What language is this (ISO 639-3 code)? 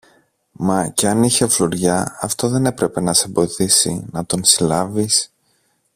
ell